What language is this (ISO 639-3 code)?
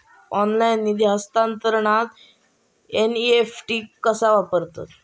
mar